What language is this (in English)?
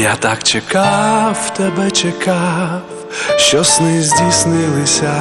Ukrainian